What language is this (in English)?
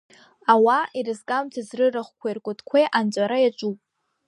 Abkhazian